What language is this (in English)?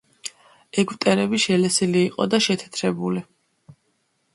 Georgian